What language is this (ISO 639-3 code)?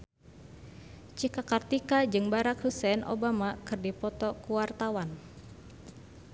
sun